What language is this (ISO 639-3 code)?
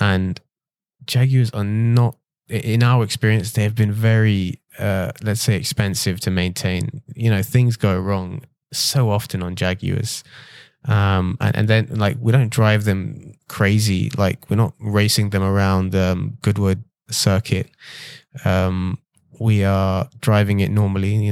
eng